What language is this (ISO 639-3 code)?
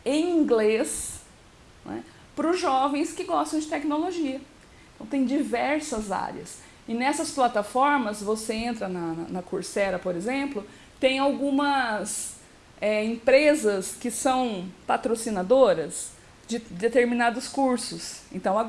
por